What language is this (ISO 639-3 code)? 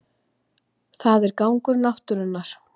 isl